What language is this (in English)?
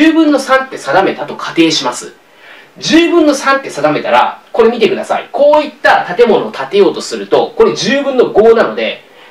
Japanese